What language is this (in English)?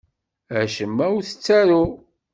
Kabyle